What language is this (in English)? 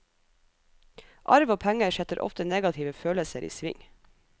Norwegian